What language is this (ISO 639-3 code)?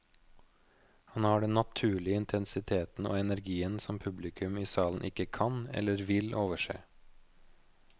nor